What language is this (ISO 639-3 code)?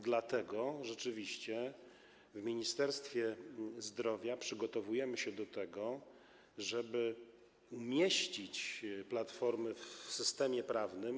pol